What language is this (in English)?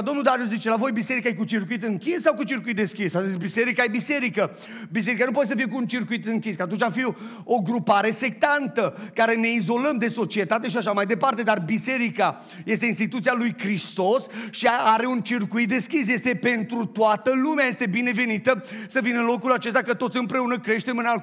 Romanian